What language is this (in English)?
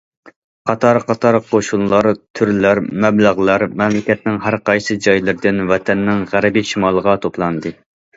Uyghur